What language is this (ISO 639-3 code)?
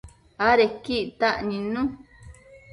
mcf